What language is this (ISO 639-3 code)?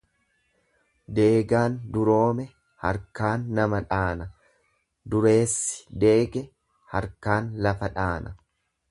orm